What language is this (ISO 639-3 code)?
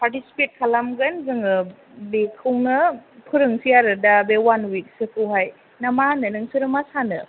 brx